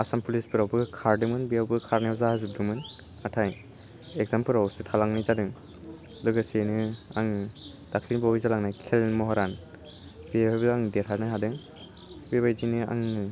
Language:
Bodo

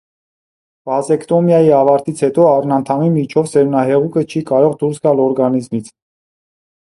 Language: Armenian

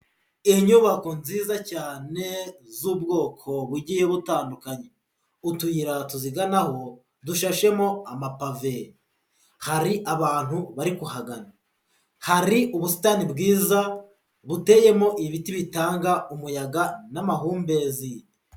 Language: Kinyarwanda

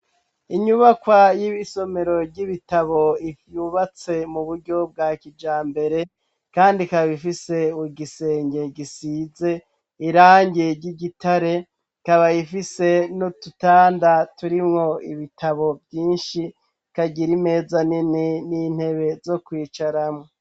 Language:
Rundi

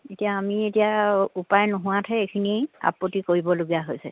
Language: Assamese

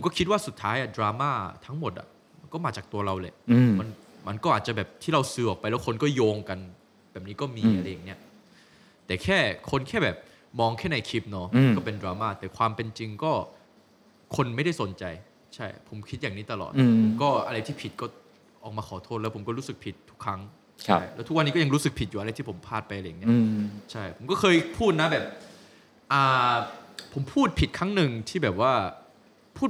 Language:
Thai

